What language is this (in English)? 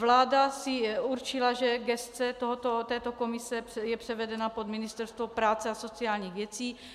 Czech